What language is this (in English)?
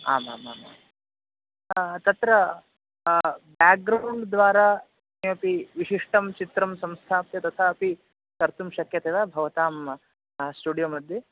Sanskrit